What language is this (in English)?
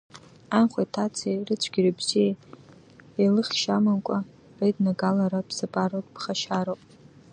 Abkhazian